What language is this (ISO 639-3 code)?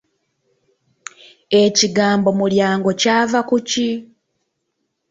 lug